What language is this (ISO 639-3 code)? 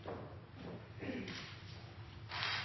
nob